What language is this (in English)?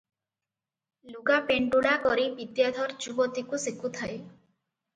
Odia